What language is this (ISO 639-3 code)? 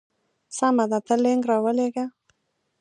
pus